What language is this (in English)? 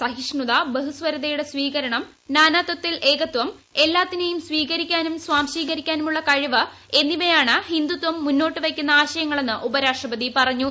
Malayalam